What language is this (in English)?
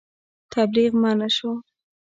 Pashto